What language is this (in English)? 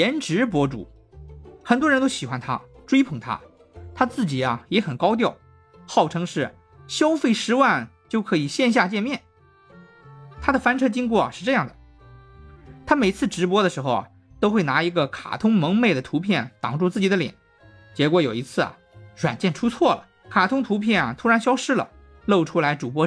Chinese